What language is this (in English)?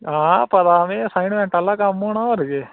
Dogri